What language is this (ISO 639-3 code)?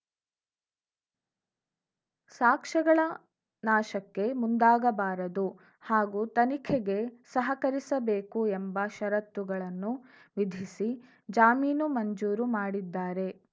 kan